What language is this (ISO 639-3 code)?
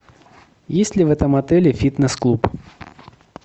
rus